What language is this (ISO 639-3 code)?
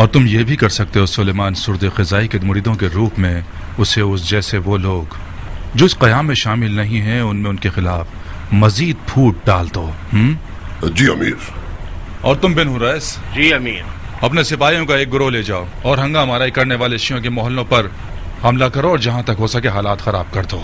hin